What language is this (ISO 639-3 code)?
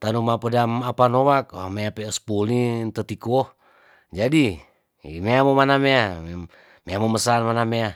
tdn